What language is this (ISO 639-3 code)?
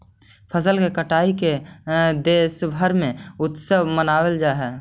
mag